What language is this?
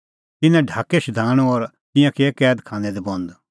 Kullu Pahari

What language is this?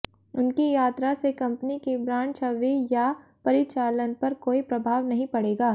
Hindi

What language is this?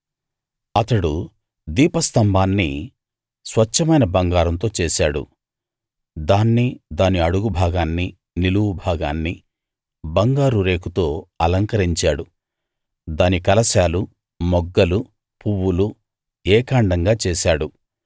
Telugu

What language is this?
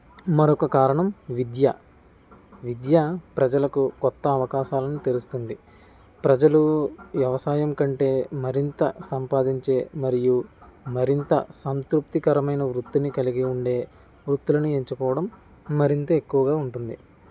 Telugu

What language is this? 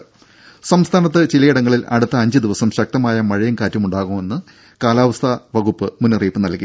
Malayalam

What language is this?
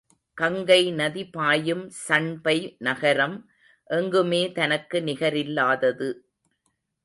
Tamil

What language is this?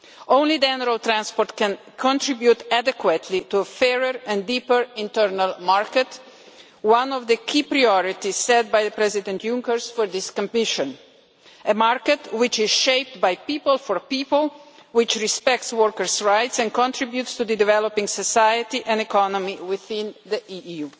English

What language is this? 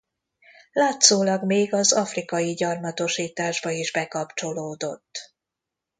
Hungarian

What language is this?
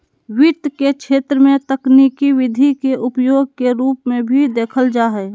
Magahi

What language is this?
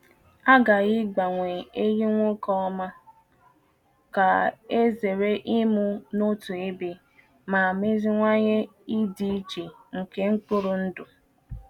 Igbo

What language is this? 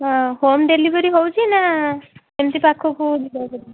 Odia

